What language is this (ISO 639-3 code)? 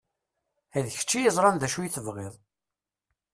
kab